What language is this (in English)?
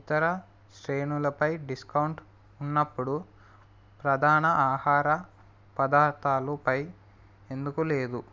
Telugu